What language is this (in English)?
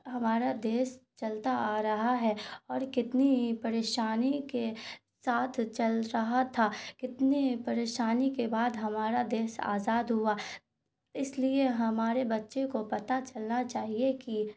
Urdu